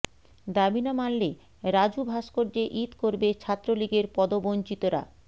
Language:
Bangla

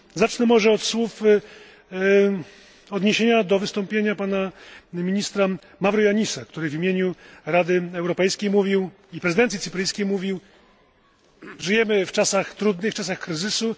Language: Polish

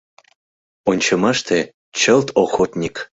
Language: Mari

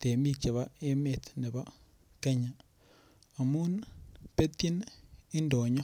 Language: Kalenjin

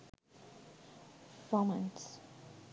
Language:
Sinhala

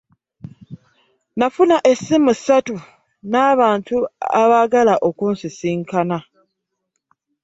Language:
Ganda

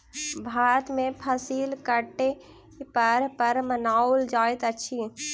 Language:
Maithili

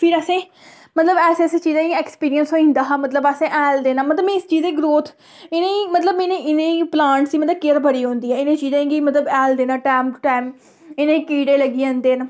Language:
Dogri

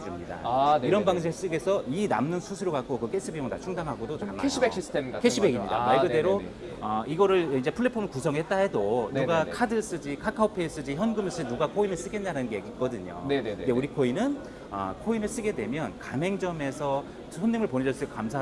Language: Korean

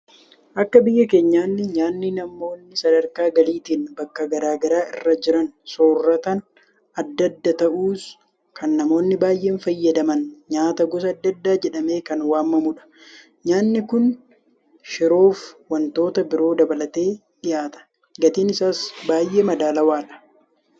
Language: Oromo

